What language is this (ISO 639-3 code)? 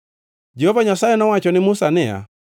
luo